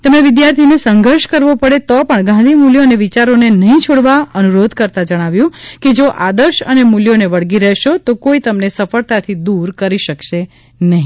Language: Gujarati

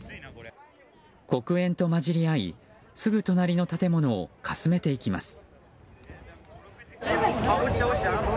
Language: Japanese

